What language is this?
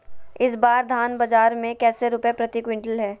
Magahi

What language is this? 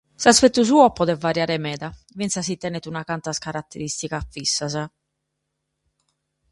Sardinian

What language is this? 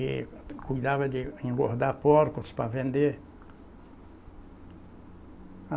Portuguese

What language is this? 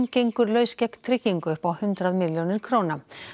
Icelandic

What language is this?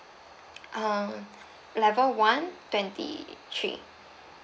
English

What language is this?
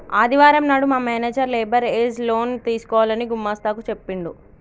Telugu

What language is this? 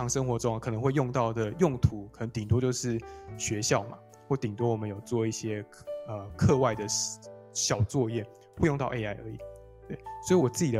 Chinese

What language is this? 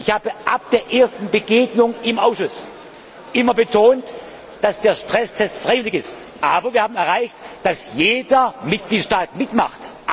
German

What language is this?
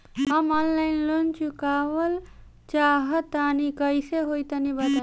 Bhojpuri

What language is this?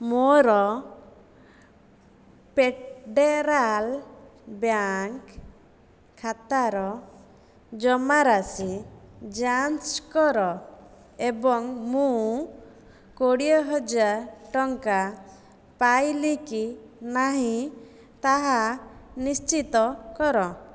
Odia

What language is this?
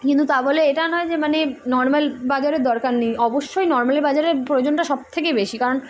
Bangla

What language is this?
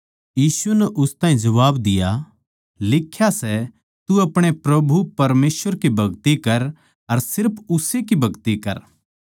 Haryanvi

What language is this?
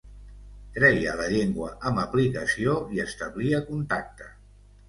Catalan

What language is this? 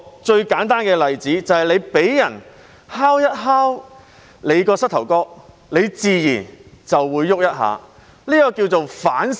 Cantonese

